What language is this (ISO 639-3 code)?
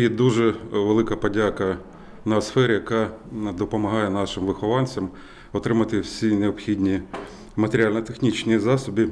ukr